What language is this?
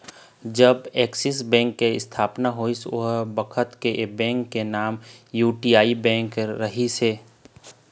Chhattisgarhi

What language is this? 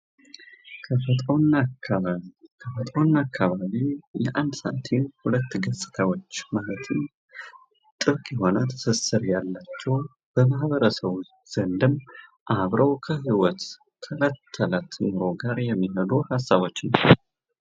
Amharic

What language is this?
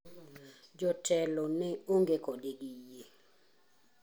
Luo (Kenya and Tanzania)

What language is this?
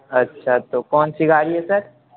Urdu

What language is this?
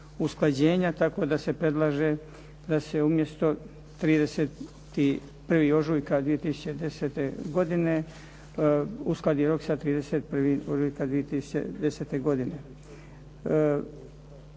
Croatian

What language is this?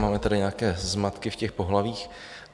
Czech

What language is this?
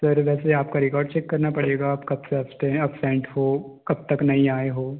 Hindi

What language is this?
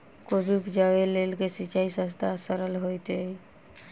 Maithili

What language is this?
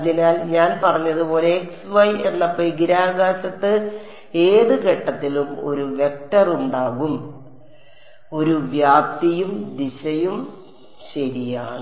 Malayalam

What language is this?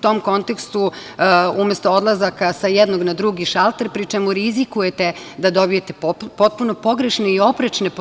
Serbian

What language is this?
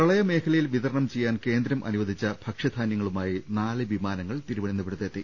Malayalam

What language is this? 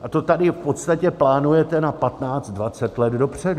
Czech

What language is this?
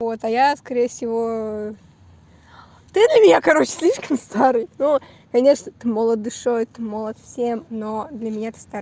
Russian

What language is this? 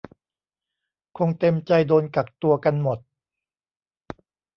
Thai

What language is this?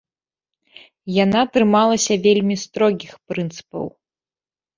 Belarusian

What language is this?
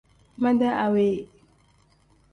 Tem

